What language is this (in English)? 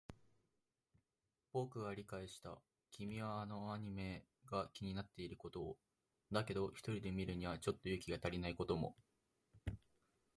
Japanese